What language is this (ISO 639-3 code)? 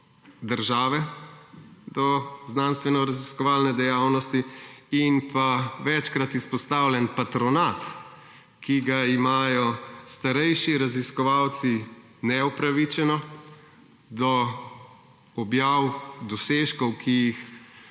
slv